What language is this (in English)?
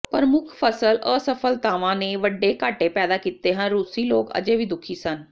Punjabi